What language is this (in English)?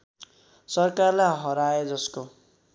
Nepali